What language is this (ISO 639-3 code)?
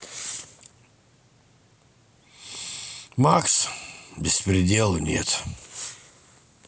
rus